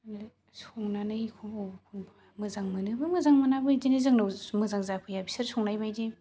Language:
Bodo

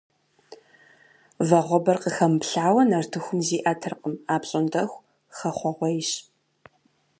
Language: Kabardian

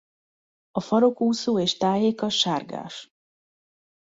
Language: Hungarian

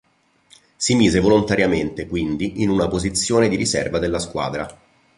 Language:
Italian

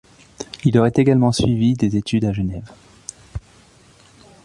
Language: French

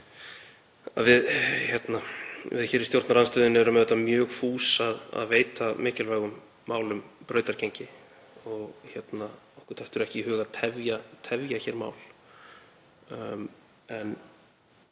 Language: Icelandic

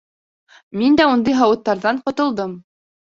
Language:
Bashkir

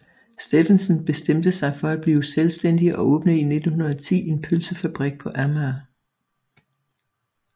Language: Danish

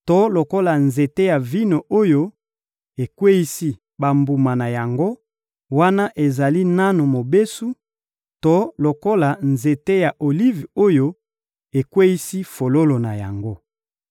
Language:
Lingala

